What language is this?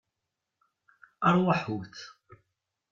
Kabyle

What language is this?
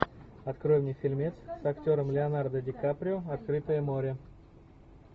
Russian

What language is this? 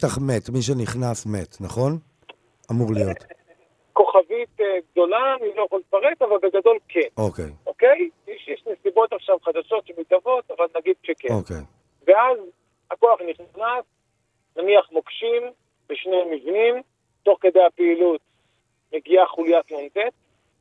Hebrew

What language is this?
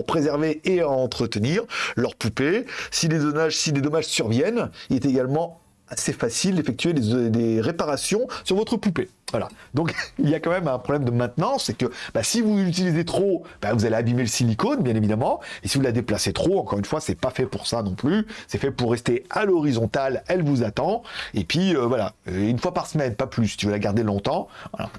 French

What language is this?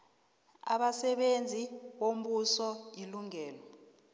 South Ndebele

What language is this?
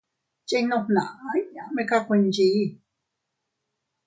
Teutila Cuicatec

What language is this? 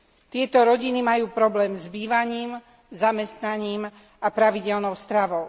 Slovak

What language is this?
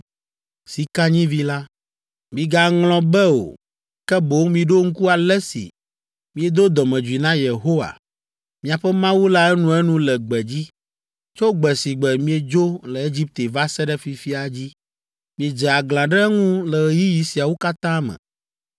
Ewe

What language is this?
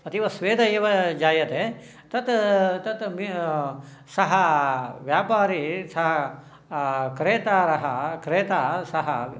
Sanskrit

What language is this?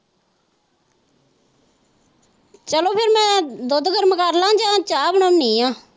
Punjabi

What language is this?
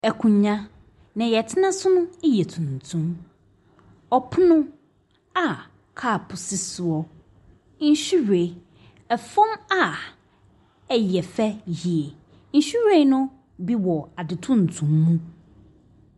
Akan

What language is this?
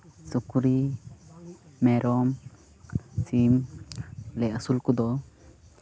Santali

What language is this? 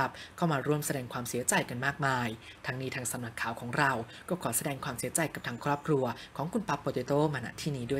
Thai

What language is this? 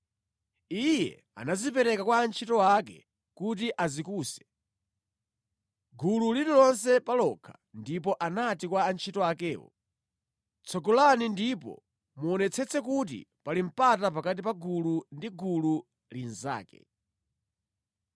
Nyanja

